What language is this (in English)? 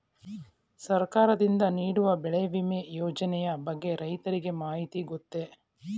Kannada